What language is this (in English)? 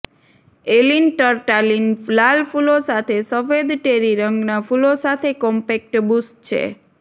Gujarati